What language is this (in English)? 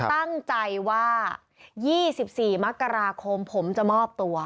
Thai